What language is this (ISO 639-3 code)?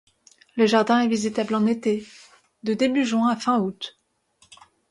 fra